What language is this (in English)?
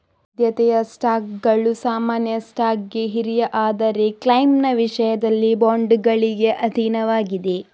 Kannada